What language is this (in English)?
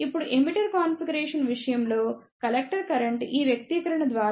Telugu